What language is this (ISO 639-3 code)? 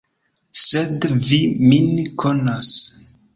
epo